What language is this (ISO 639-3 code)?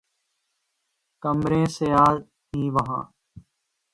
urd